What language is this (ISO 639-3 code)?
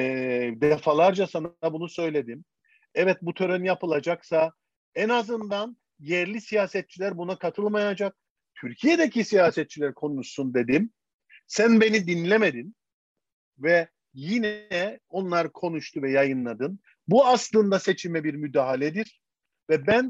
tur